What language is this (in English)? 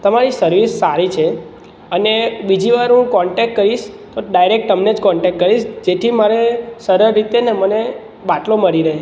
Gujarati